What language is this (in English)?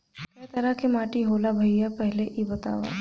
Bhojpuri